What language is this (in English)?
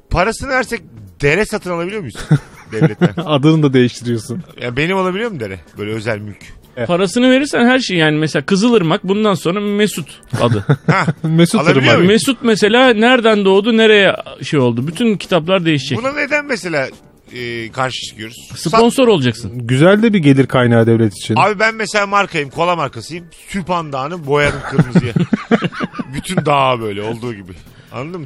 Turkish